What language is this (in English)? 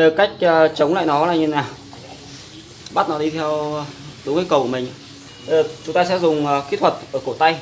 Vietnamese